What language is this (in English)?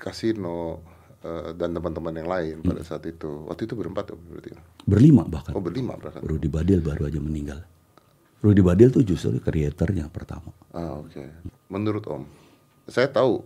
Indonesian